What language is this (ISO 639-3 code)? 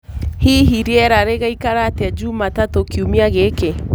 kik